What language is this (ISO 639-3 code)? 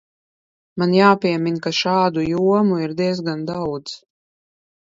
lav